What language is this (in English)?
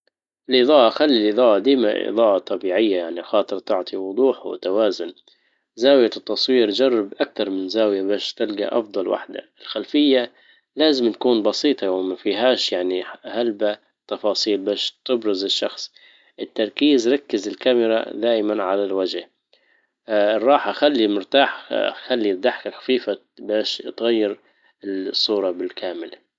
Libyan Arabic